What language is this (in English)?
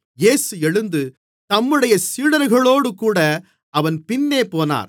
Tamil